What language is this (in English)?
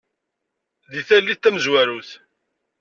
Kabyle